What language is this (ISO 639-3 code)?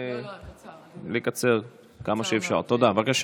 heb